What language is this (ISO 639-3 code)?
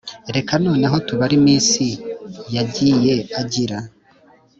kin